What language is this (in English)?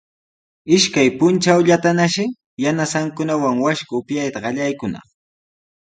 Sihuas Ancash Quechua